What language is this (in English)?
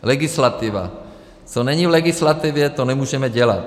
Czech